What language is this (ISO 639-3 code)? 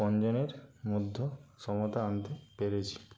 ben